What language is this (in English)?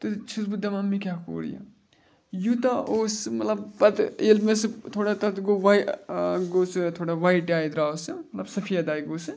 Kashmiri